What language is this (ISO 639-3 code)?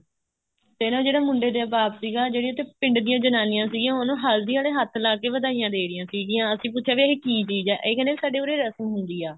pan